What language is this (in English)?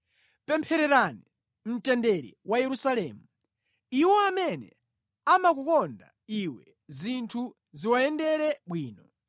Nyanja